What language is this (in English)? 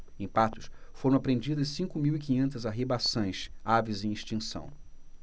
Portuguese